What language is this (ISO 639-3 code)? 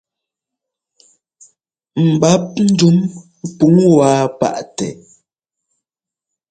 jgo